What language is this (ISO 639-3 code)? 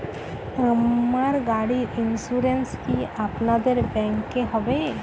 ben